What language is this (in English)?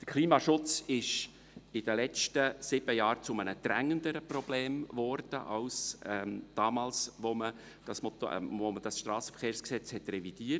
Swiss German